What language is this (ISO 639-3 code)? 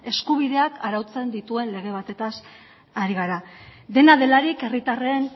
eus